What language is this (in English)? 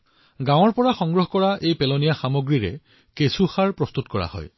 Assamese